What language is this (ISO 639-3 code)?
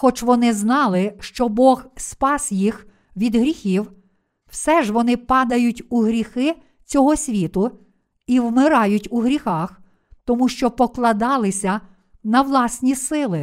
ukr